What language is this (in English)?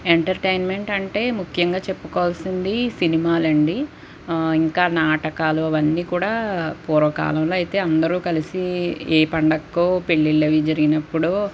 Telugu